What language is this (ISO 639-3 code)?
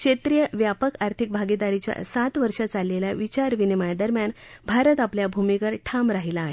mar